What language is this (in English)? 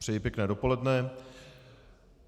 Czech